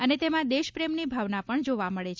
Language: Gujarati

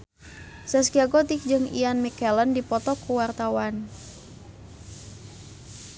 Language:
Sundanese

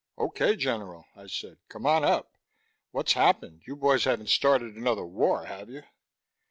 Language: English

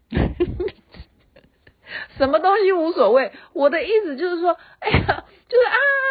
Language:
Chinese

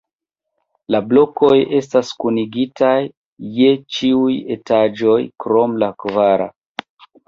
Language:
Esperanto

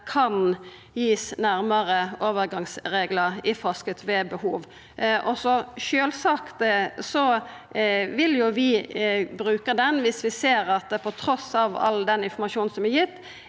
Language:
Norwegian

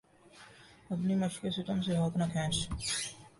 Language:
Urdu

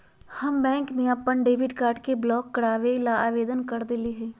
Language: Magahi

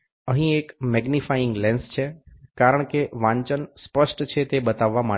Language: Gujarati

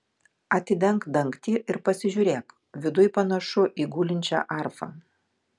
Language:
Lithuanian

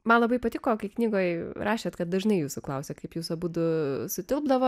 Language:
Lithuanian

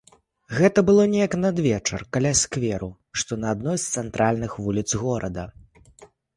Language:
Belarusian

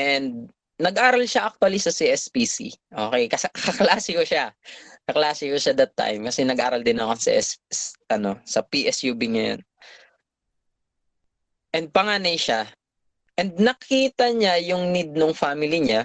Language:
Filipino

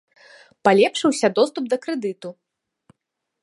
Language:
Belarusian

